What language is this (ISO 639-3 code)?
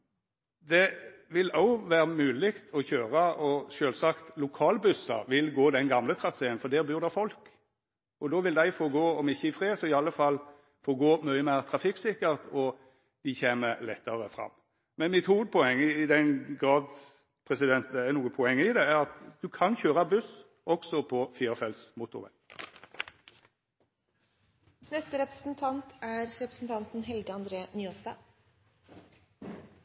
nno